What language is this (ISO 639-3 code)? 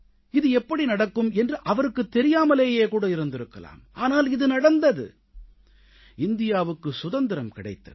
tam